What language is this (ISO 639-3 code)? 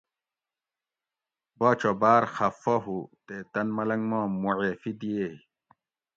gwc